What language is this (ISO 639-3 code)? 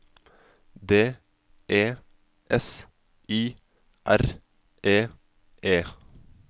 nor